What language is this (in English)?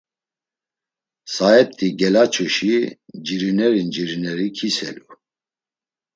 Laz